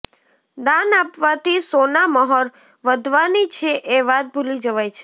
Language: Gujarati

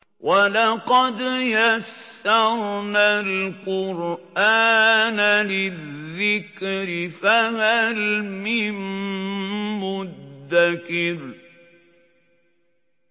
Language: Arabic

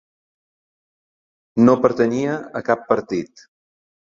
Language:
Catalan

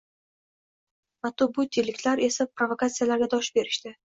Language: Uzbek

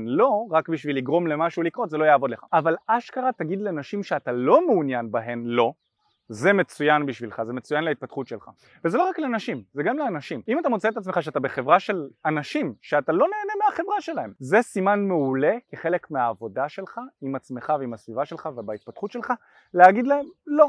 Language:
Hebrew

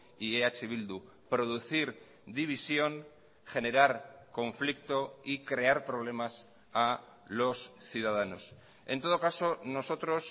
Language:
Spanish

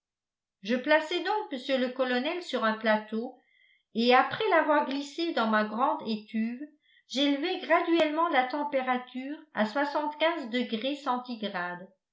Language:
French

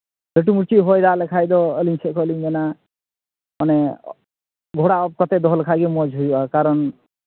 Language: Santali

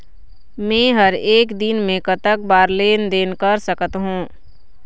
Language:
Chhattisgarhi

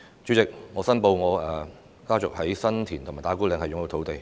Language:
Cantonese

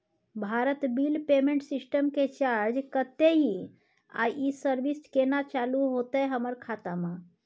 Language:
Maithili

